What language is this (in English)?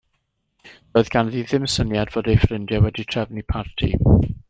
Welsh